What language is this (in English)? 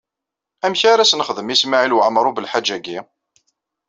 Kabyle